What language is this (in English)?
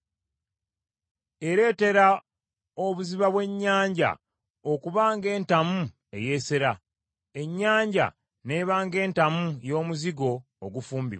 Ganda